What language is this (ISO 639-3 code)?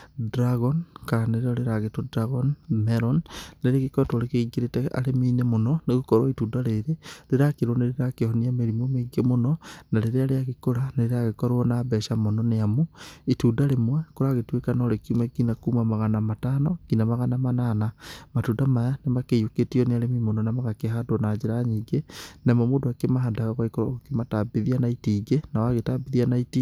kik